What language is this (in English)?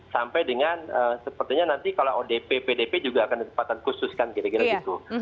Indonesian